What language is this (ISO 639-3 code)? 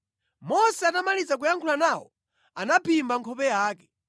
nya